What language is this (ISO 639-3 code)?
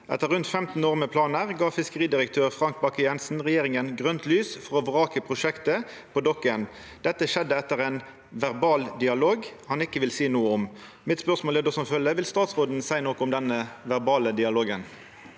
nor